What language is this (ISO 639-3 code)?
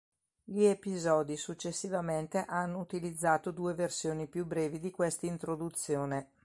ita